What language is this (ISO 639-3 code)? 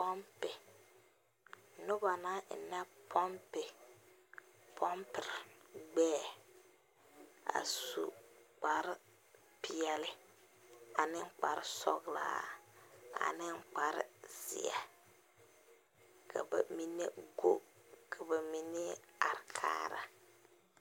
dga